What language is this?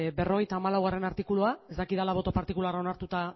Basque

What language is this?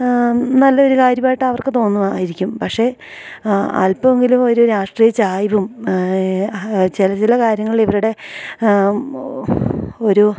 Malayalam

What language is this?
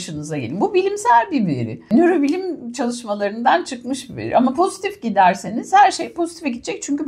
Turkish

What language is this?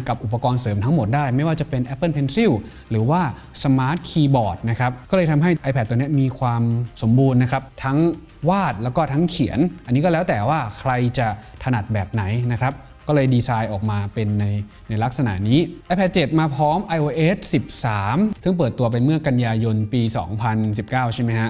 Thai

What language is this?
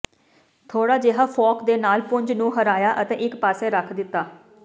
Punjabi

